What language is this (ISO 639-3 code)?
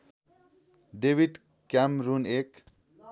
nep